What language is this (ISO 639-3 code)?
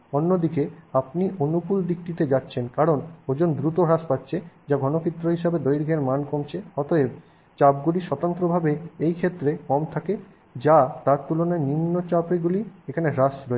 ben